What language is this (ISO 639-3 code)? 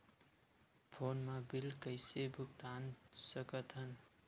hne